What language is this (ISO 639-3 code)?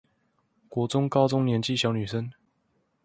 zho